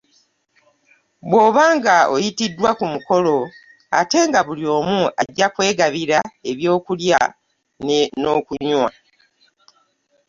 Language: Ganda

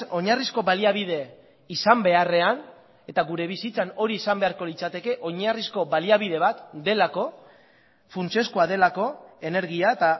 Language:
Basque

